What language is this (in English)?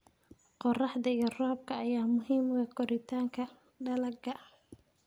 Somali